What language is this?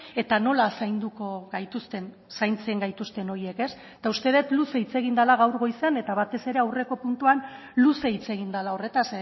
Basque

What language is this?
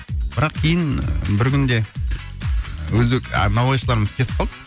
Kazakh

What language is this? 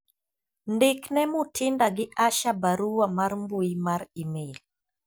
Luo (Kenya and Tanzania)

